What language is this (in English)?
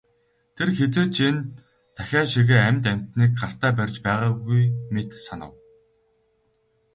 Mongolian